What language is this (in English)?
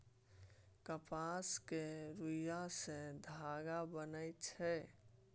Maithili